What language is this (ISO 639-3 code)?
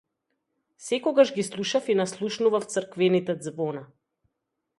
mkd